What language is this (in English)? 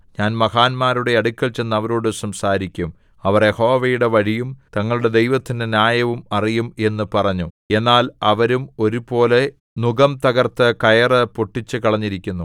Malayalam